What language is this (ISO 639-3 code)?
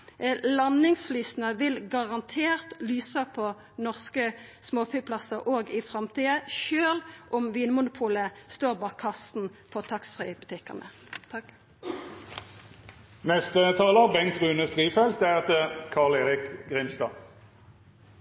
nno